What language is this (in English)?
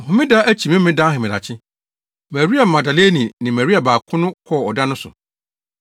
Akan